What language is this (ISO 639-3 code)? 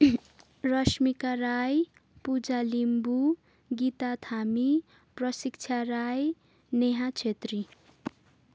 nep